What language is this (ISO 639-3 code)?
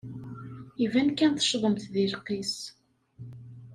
kab